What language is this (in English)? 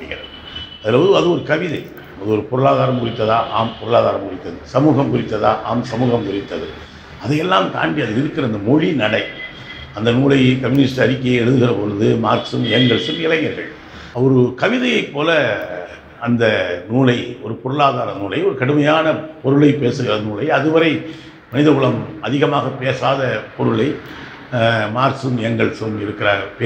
Turkish